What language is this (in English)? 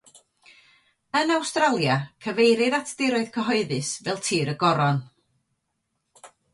Welsh